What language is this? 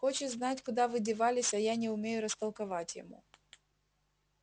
Russian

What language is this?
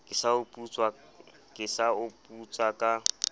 Southern Sotho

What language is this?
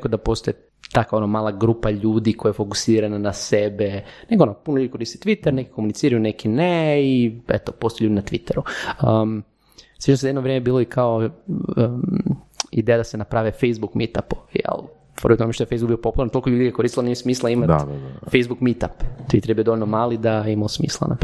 Croatian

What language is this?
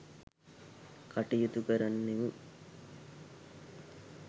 Sinhala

